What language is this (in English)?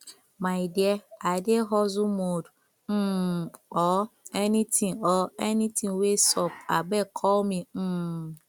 Nigerian Pidgin